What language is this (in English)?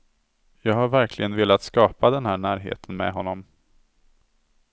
Swedish